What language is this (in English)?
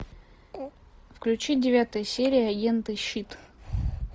Russian